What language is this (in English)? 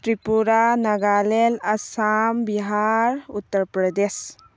Manipuri